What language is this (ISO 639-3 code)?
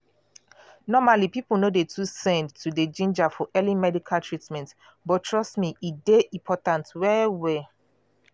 pcm